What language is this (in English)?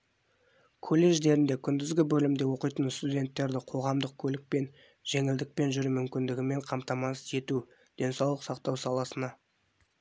Kazakh